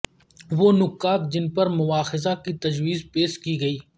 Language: Urdu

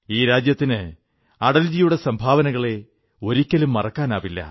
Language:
Malayalam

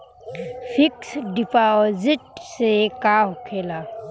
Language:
Bhojpuri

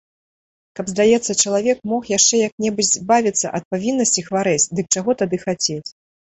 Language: Belarusian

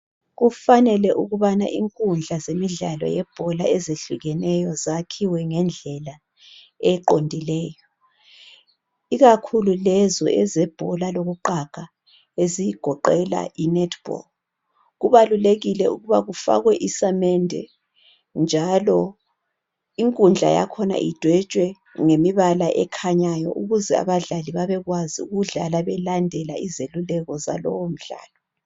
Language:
North Ndebele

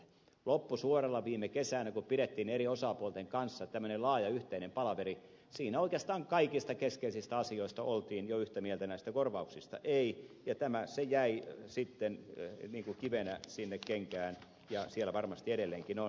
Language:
Finnish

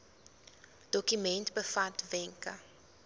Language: Afrikaans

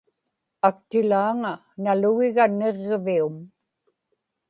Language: Inupiaq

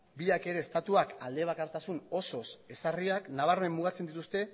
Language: Basque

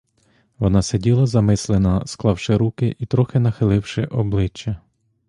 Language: Ukrainian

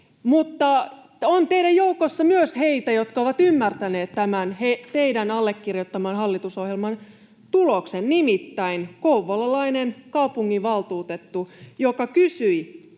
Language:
Finnish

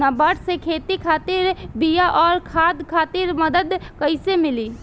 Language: Bhojpuri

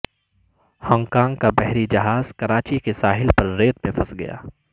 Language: Urdu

